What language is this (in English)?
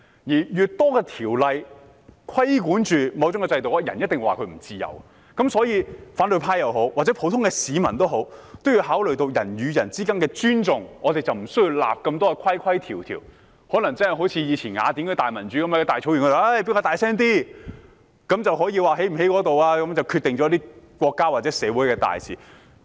Cantonese